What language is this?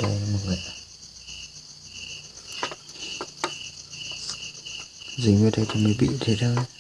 Vietnamese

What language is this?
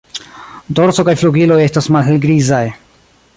Esperanto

